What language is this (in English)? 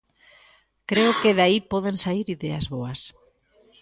Galician